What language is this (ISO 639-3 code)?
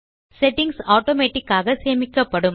tam